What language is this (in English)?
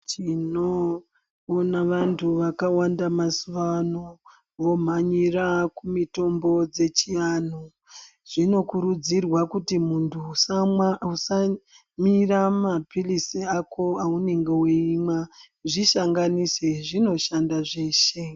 Ndau